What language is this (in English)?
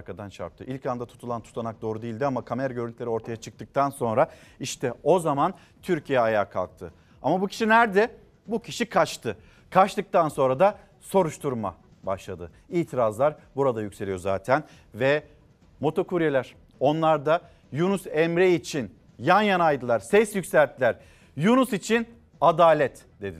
Turkish